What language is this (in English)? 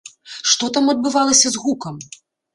Belarusian